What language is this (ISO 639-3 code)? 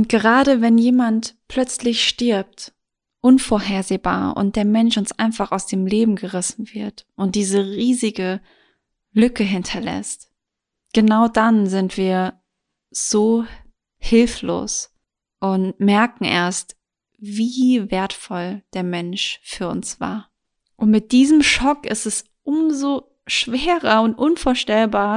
deu